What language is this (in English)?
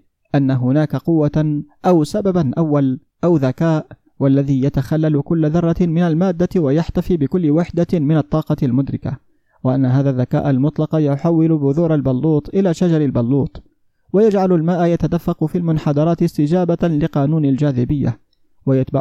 Arabic